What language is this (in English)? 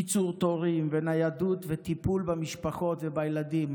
Hebrew